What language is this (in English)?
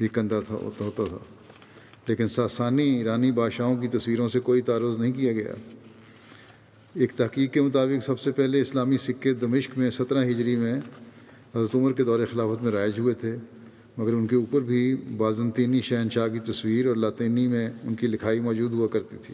Urdu